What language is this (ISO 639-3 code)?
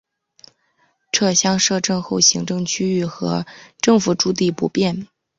zho